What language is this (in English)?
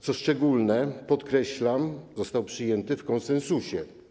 Polish